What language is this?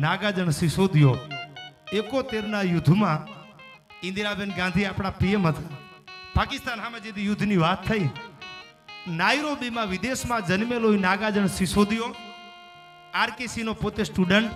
Gujarati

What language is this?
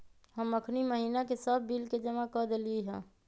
Magahi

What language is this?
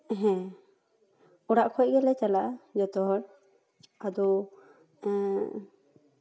Santali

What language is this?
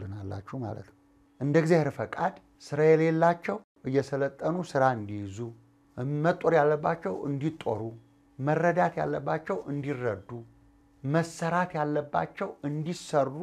Arabic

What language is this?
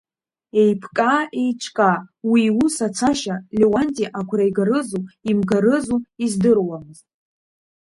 Abkhazian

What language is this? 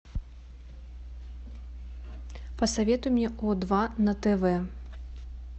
Russian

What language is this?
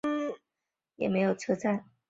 Chinese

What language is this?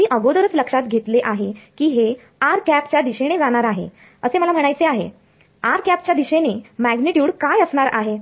Marathi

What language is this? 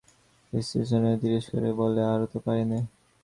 Bangla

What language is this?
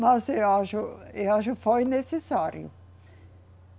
Portuguese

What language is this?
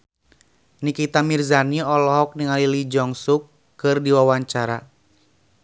Sundanese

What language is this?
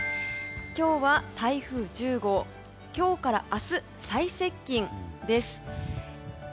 Japanese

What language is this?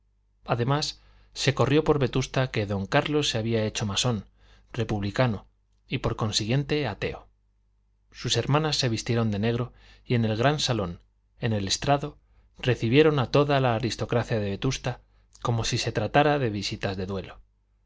Spanish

